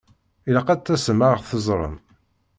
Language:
Kabyle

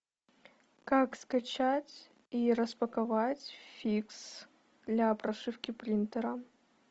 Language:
Russian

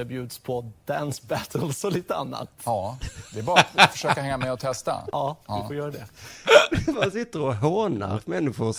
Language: Swedish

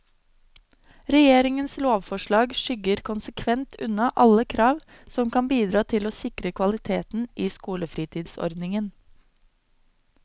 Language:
Norwegian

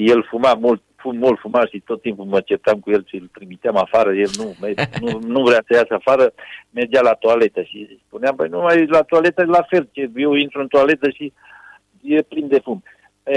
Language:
Romanian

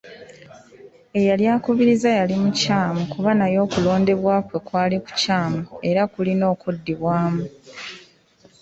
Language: Ganda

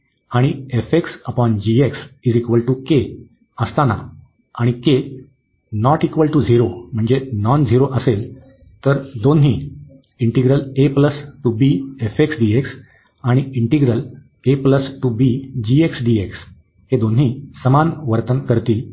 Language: Marathi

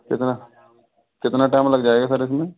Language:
Hindi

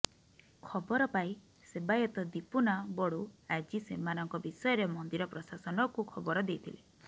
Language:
Odia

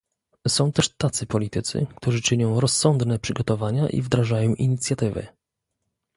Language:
Polish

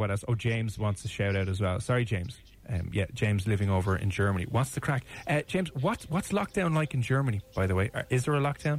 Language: English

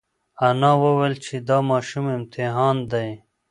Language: Pashto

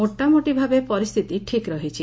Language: Odia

